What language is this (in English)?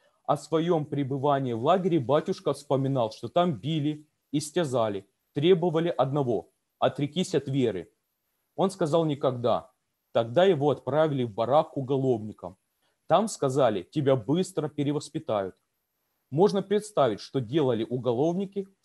Russian